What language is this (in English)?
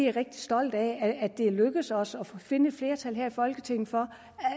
Danish